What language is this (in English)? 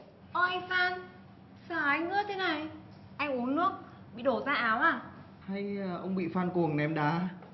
Vietnamese